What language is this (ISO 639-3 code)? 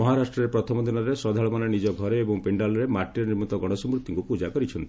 ori